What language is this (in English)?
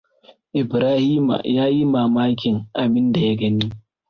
Hausa